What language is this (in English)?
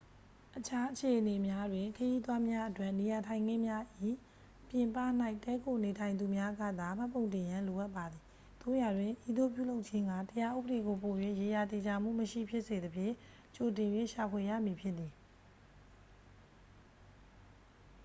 Burmese